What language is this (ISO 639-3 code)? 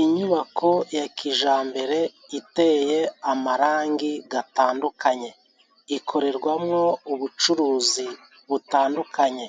kin